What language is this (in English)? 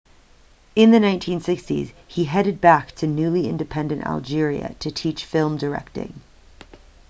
English